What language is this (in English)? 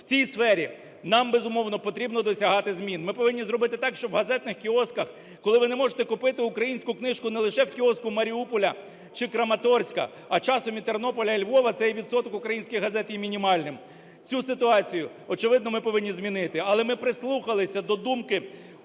Ukrainian